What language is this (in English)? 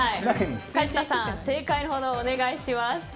Japanese